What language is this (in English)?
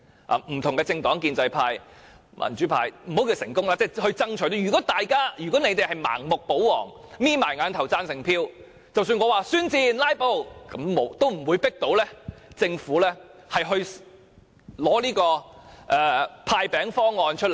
Cantonese